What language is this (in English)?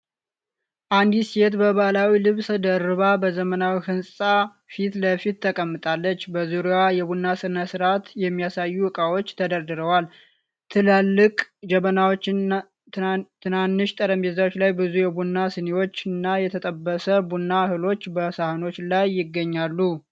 Amharic